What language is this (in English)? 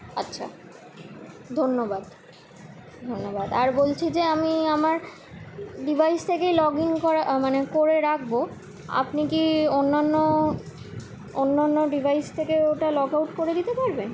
Bangla